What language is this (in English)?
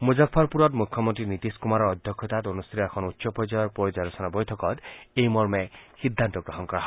Assamese